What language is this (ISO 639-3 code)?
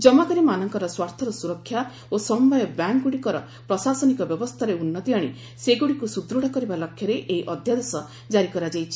ori